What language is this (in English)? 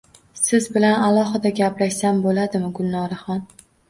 Uzbek